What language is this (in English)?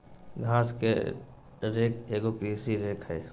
Magahi